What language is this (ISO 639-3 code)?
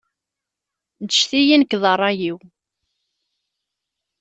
kab